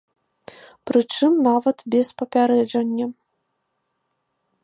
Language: Belarusian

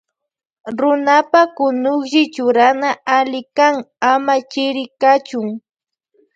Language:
Loja Highland Quichua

